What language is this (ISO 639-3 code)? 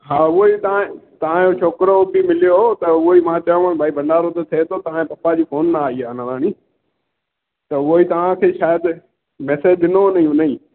snd